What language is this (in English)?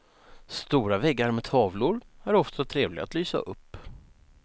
Swedish